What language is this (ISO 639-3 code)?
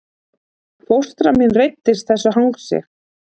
isl